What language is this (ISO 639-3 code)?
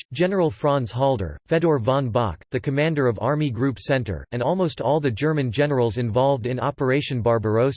eng